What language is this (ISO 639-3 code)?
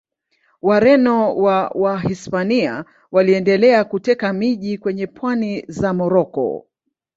swa